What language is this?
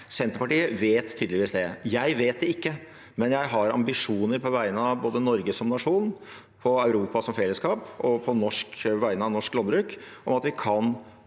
Norwegian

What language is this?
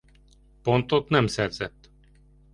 Hungarian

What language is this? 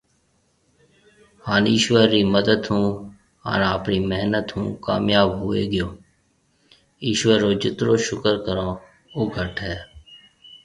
Marwari (Pakistan)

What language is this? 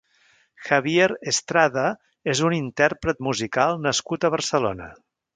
Catalan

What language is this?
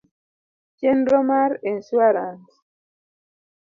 Luo (Kenya and Tanzania)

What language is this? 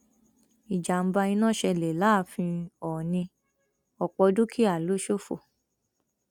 Yoruba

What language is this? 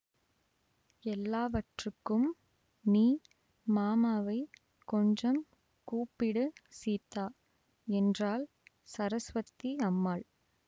Tamil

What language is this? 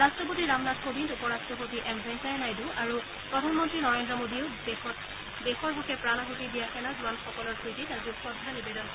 Assamese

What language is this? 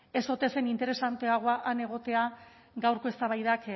Basque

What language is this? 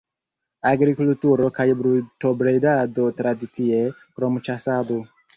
Esperanto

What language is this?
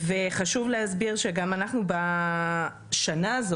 Hebrew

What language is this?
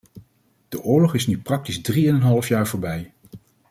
Dutch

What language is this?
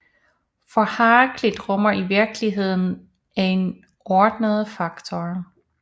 Danish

